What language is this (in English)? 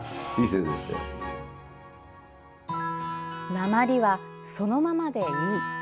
Japanese